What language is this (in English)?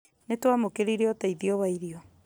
Kikuyu